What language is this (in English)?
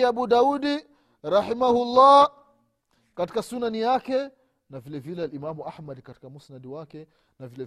Swahili